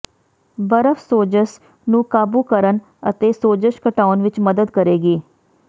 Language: Punjabi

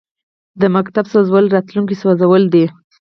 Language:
Pashto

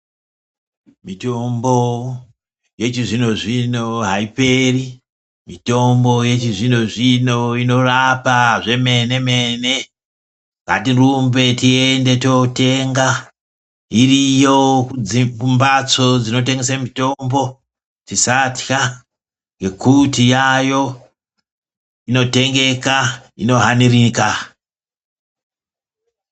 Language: Ndau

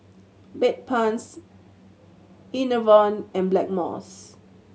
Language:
English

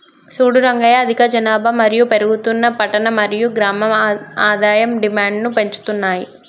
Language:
Telugu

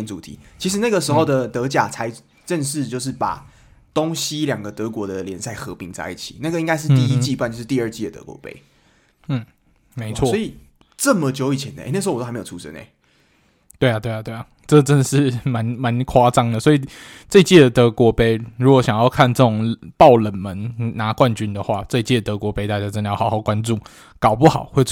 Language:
Chinese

